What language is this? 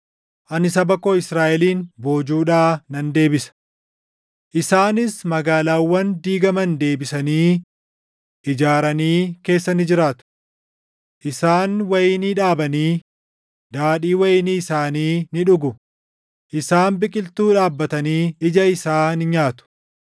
Oromo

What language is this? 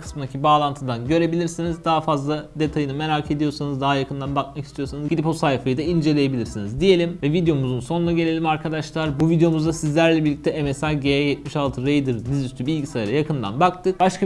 Turkish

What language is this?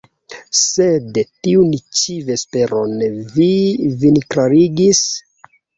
Esperanto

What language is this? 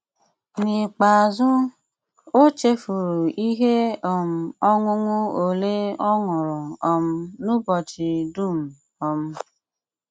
Igbo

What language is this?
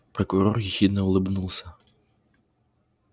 Russian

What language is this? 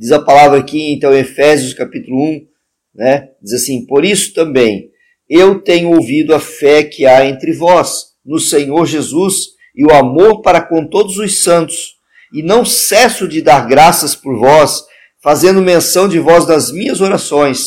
Portuguese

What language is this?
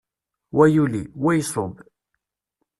Kabyle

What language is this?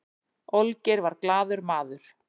Icelandic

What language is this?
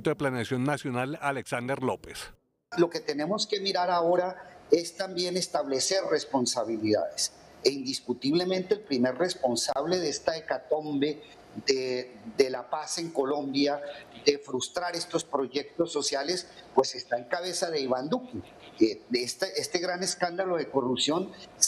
Spanish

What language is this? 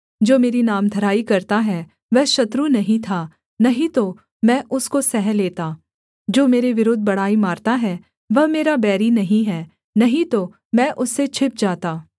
Hindi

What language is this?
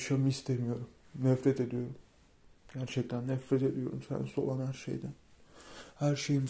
Turkish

